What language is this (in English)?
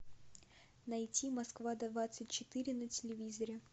Russian